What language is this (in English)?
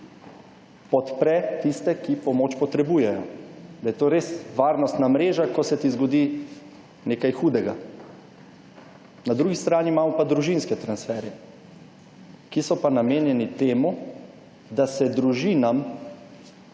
Slovenian